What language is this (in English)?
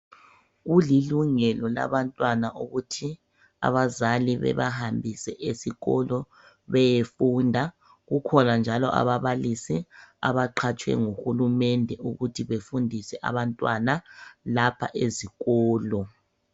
North Ndebele